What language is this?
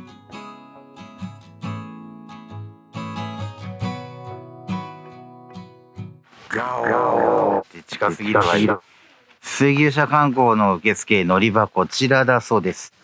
Japanese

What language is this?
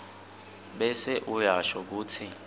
Swati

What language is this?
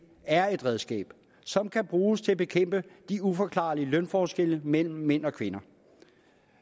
Danish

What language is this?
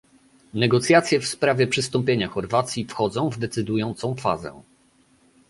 Polish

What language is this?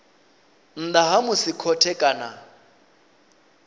Venda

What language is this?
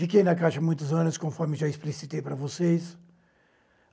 Portuguese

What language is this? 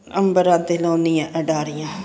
Punjabi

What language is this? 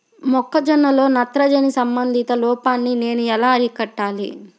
Telugu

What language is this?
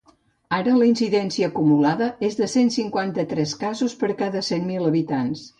Catalan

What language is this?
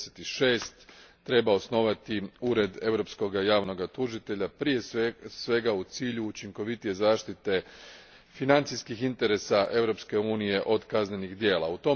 Croatian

